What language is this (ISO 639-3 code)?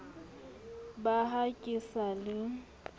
sot